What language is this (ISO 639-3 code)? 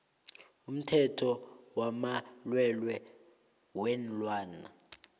nbl